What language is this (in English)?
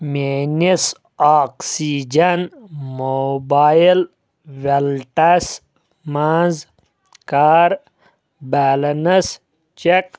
Kashmiri